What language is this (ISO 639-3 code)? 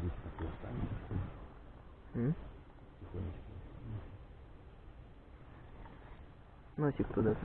rus